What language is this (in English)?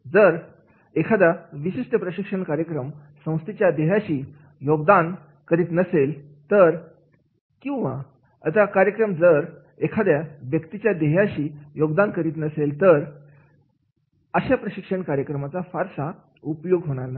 Marathi